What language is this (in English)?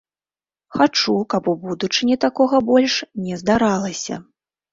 Belarusian